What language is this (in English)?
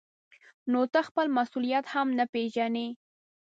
Pashto